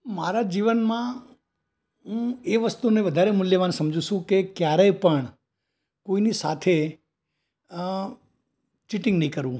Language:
Gujarati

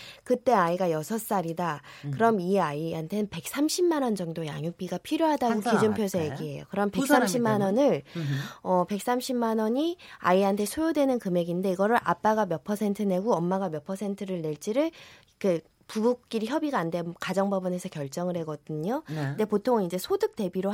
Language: Korean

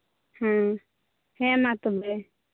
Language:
Santali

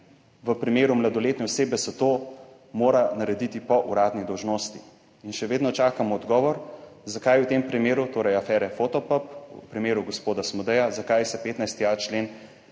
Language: Slovenian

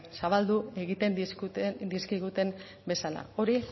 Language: Basque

